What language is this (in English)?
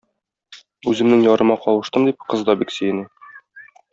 Tatar